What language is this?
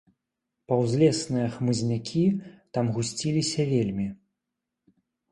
Belarusian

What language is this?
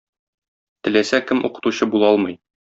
Tatar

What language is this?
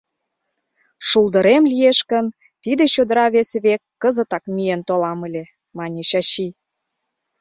Mari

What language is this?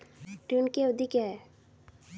Hindi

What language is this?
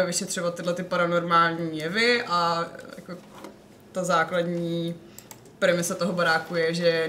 Czech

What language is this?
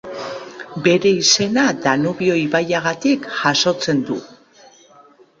Basque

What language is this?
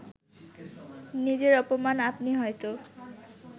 Bangla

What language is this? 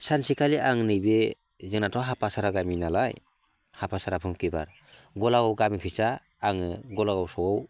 Bodo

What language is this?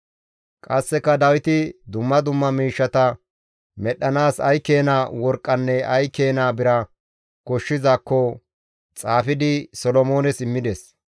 Gamo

